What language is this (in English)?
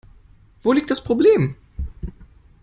German